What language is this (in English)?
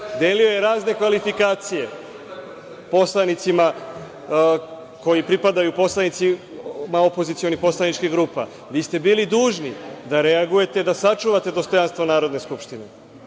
Serbian